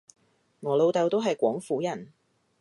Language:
Cantonese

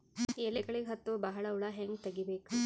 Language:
Kannada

